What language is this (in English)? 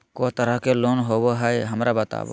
Magahi